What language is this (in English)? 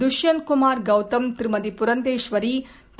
Tamil